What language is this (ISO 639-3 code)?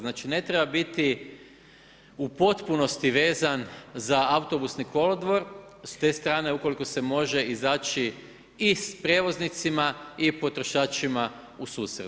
hrv